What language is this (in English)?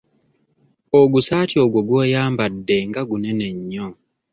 Ganda